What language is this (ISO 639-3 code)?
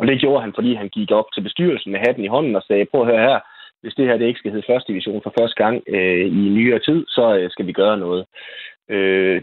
dan